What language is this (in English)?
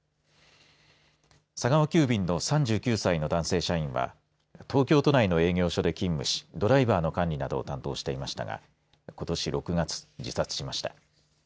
Japanese